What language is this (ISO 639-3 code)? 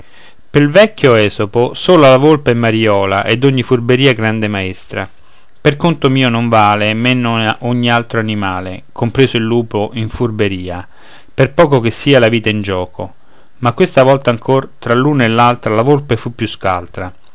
ita